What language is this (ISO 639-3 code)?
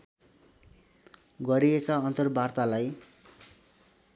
nep